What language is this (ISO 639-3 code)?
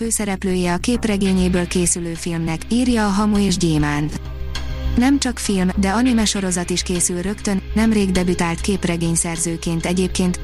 hun